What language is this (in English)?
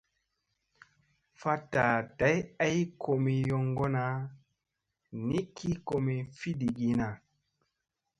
Musey